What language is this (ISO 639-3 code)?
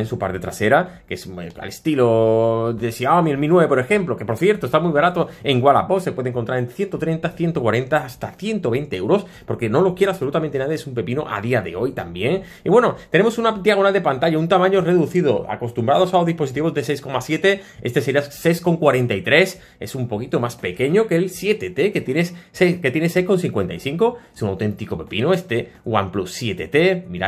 spa